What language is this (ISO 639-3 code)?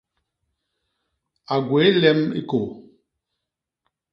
bas